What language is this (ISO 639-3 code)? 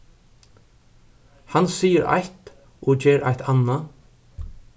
fao